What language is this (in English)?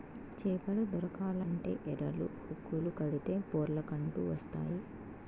Telugu